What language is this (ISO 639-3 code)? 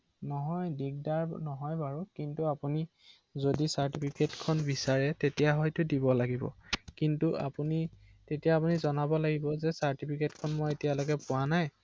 asm